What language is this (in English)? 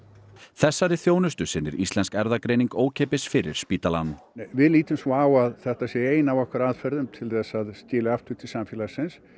Icelandic